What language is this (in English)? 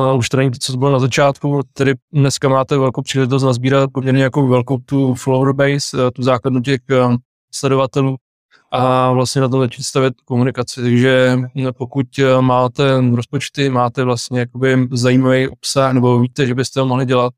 Czech